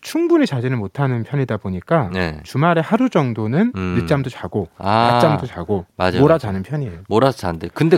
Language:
Korean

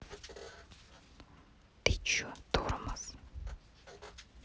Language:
Russian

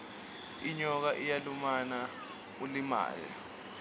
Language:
Swati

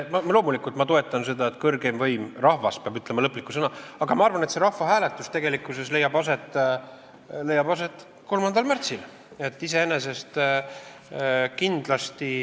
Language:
Estonian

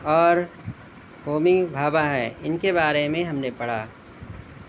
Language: Urdu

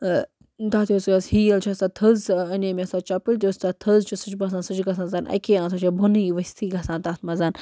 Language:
Kashmiri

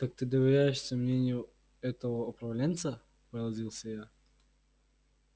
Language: Russian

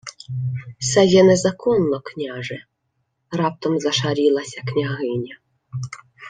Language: Ukrainian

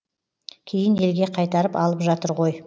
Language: Kazakh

